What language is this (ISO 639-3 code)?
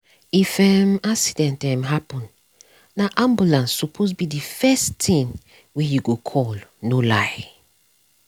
pcm